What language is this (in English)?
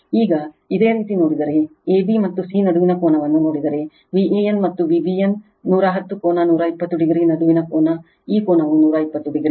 Kannada